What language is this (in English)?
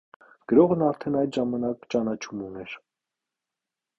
Armenian